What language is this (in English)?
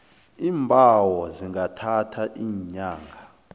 South Ndebele